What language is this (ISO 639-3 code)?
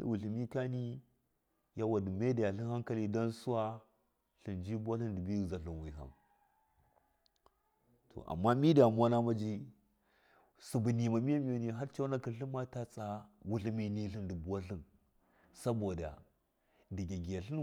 mkf